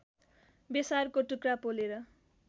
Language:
Nepali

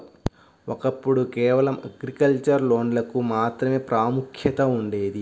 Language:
Telugu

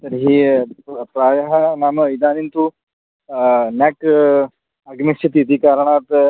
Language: Sanskrit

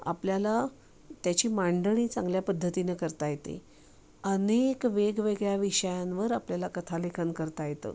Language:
Marathi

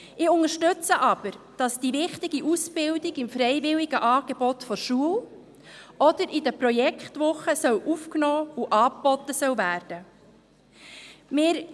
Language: Swiss German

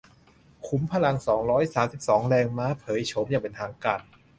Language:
Thai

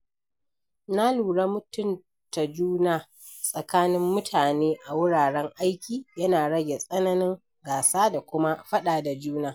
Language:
Hausa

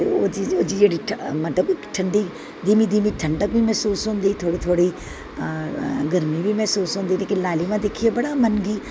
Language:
Dogri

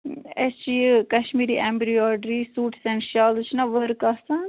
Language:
Kashmiri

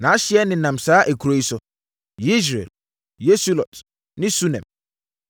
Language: Akan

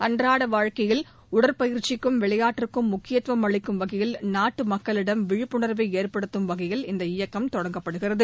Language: Tamil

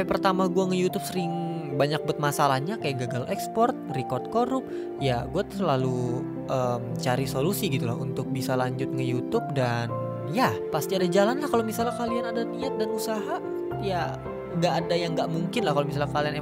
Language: Indonesian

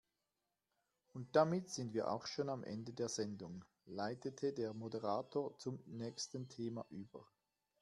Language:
German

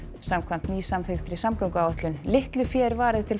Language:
Icelandic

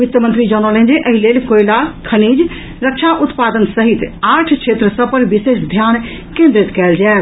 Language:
Maithili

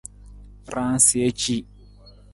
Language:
Nawdm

